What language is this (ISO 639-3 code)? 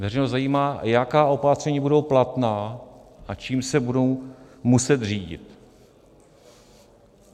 ces